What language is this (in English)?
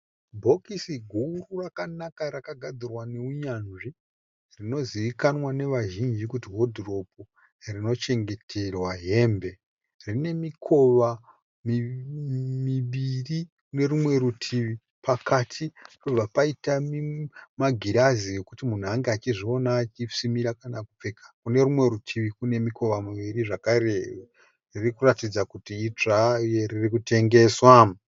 Shona